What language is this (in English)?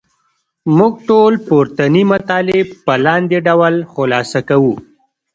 Pashto